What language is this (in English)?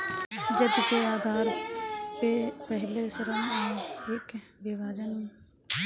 Bhojpuri